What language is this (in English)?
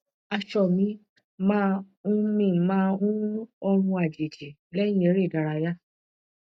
Yoruba